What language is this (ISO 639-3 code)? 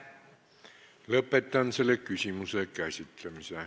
est